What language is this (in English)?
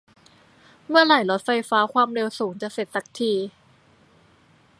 Thai